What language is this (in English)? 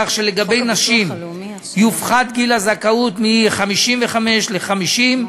Hebrew